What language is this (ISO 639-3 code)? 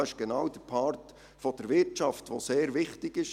gsw